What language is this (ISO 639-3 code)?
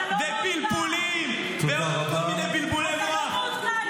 heb